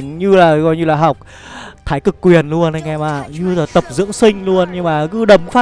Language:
Vietnamese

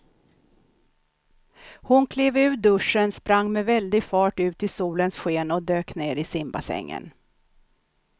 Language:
Swedish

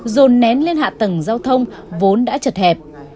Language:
Vietnamese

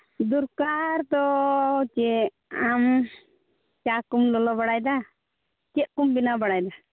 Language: Santali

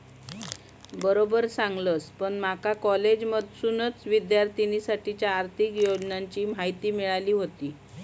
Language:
Marathi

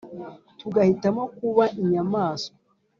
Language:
Kinyarwanda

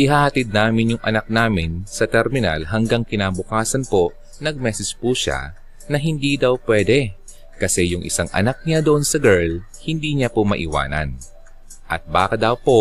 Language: Filipino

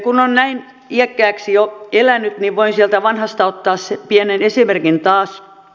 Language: Finnish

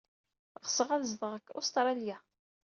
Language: Kabyle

